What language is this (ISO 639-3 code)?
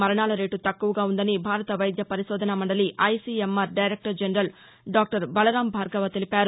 tel